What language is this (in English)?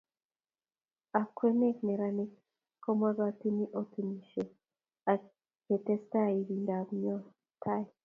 Kalenjin